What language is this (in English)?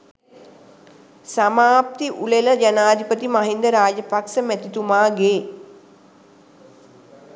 Sinhala